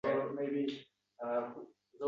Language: Uzbek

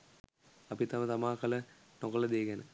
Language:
Sinhala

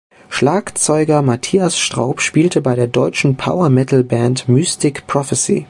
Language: German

